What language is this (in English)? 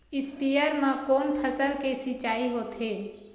Chhattisgarhi